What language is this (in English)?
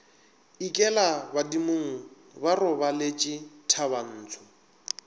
Northern Sotho